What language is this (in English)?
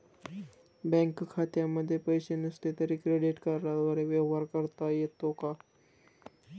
Marathi